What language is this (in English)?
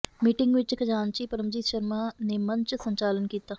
Punjabi